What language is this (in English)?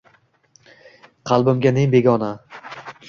Uzbek